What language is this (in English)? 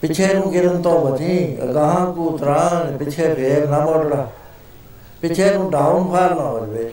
Punjabi